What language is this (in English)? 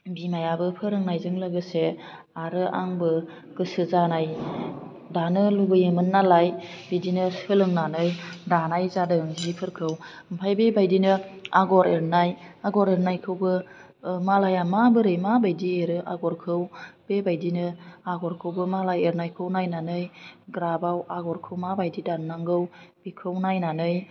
Bodo